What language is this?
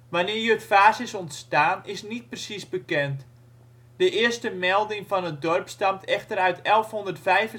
Dutch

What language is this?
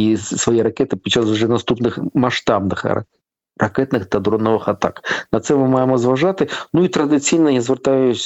Ukrainian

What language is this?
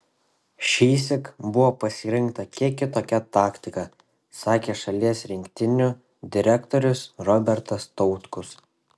Lithuanian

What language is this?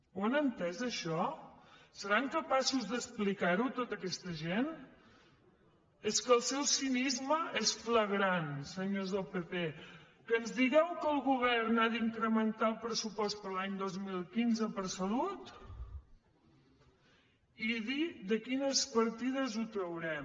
Catalan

